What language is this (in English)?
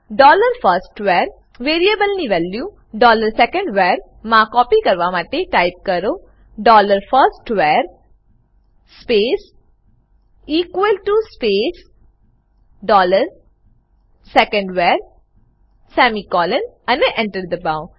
Gujarati